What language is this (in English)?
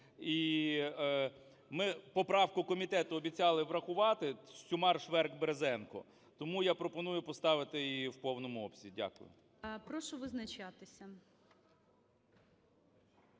Ukrainian